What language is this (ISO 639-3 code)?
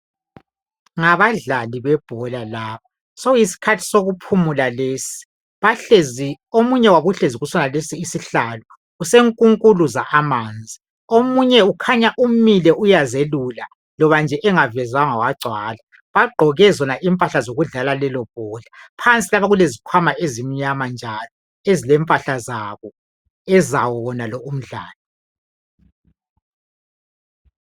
nde